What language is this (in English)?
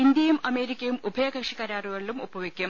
Malayalam